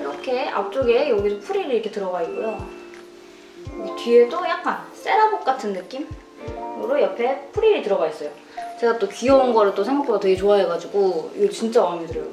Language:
Korean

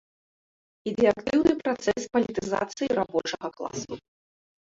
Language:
Belarusian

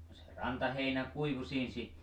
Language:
Finnish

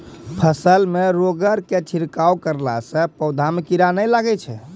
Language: Maithili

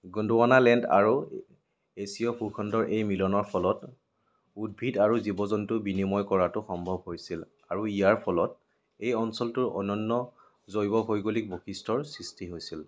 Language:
Assamese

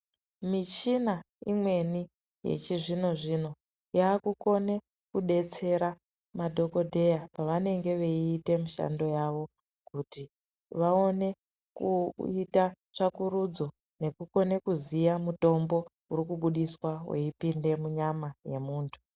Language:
Ndau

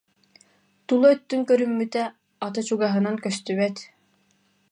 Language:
Yakut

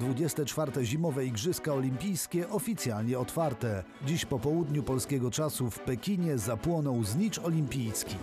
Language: Polish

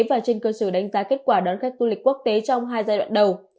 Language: Vietnamese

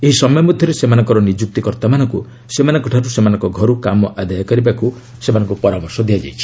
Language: Odia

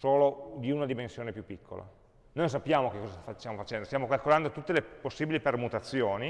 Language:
Italian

